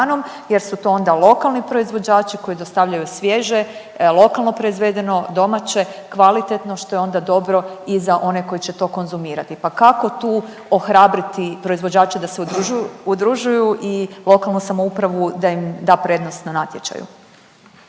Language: Croatian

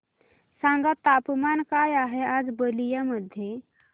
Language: Marathi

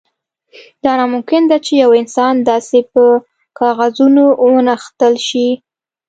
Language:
Pashto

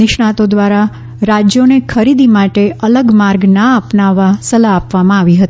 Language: Gujarati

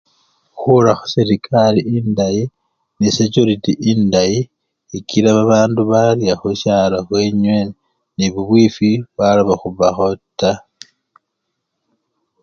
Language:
Luyia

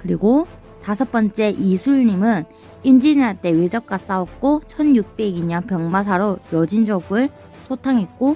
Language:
Korean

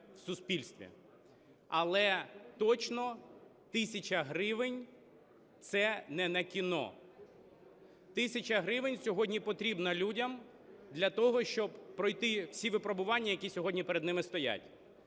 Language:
Ukrainian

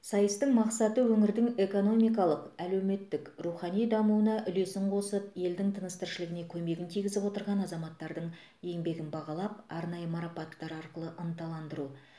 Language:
Kazakh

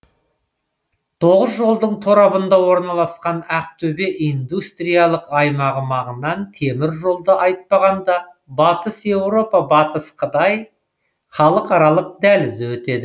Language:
Kazakh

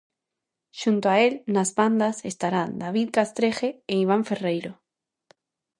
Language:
Galician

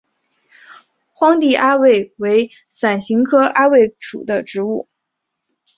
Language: Chinese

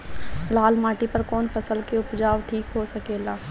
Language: Bhojpuri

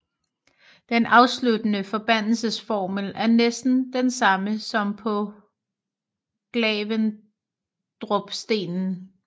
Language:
Danish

